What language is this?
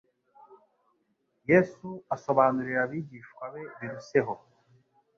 Kinyarwanda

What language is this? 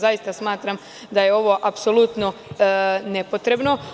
Serbian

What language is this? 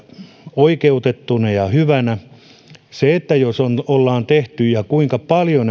Finnish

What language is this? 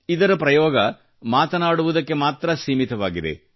Kannada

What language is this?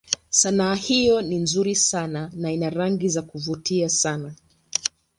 Swahili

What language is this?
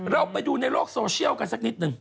Thai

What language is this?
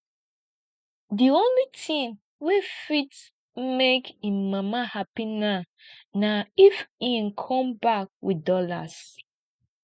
Nigerian Pidgin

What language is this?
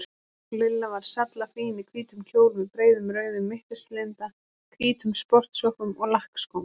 Icelandic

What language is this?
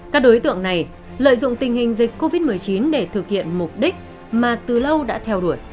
Vietnamese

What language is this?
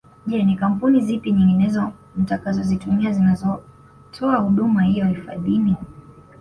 Swahili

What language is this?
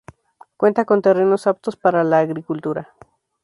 Spanish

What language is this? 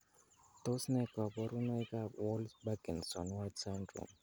Kalenjin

